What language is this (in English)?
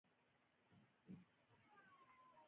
Pashto